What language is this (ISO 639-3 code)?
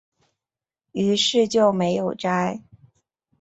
zho